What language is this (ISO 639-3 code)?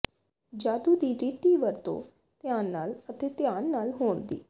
pan